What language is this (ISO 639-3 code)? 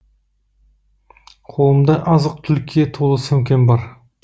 kaz